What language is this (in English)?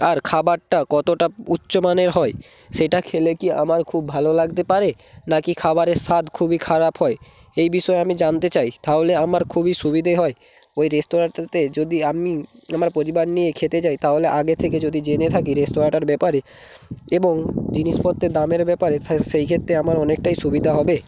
Bangla